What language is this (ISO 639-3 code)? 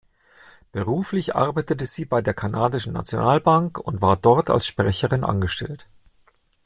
deu